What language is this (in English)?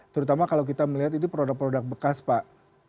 Indonesian